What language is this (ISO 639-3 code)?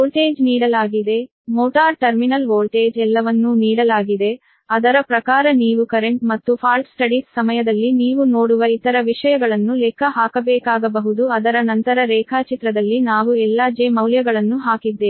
kan